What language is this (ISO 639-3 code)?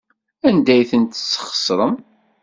kab